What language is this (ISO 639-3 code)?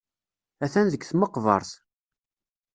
kab